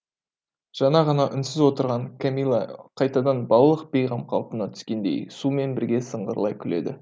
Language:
Kazakh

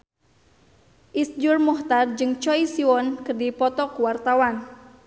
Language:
Sundanese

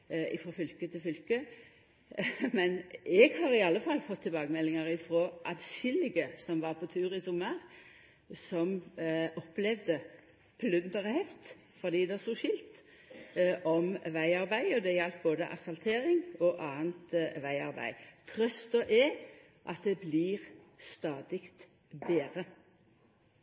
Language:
Norwegian Nynorsk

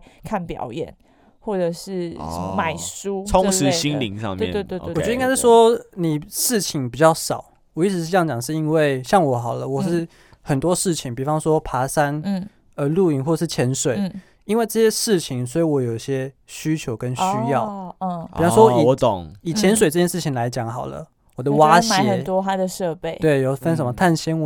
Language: Chinese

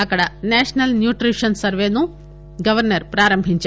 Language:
Telugu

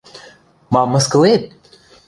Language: Western Mari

